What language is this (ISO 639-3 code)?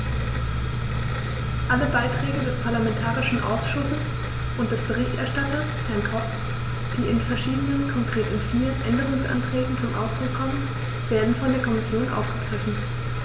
deu